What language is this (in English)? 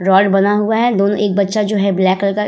Hindi